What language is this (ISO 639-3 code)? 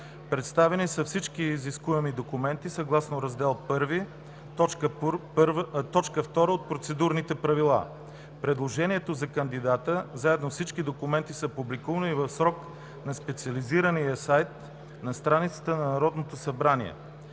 bul